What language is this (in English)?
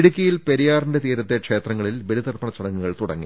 Malayalam